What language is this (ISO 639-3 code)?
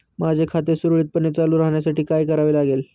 mar